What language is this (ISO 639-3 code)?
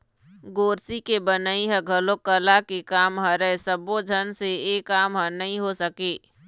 hne